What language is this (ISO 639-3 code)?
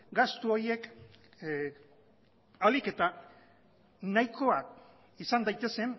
eus